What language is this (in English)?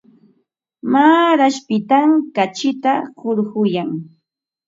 Ambo-Pasco Quechua